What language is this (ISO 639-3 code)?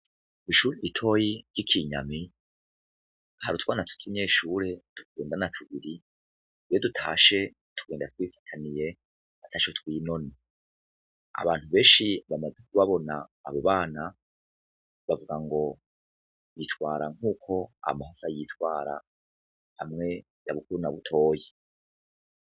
run